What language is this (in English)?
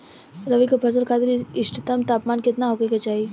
Bhojpuri